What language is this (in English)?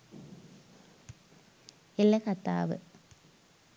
Sinhala